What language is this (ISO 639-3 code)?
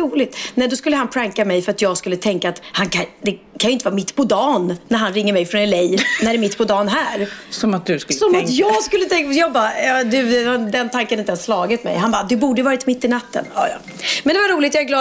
swe